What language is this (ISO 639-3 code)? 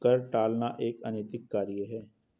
hin